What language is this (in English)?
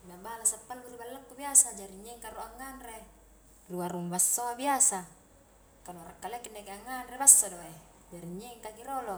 Highland Konjo